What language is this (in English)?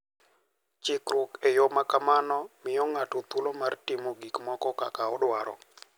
Luo (Kenya and Tanzania)